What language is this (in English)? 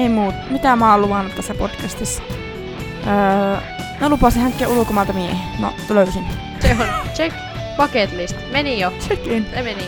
Finnish